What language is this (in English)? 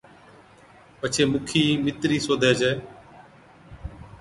Od